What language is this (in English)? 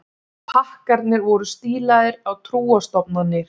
Icelandic